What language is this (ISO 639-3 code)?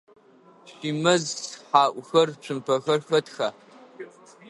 ady